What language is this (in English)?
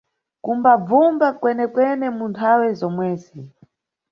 Nyungwe